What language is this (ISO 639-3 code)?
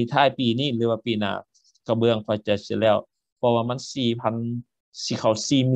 tha